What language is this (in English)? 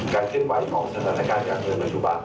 Thai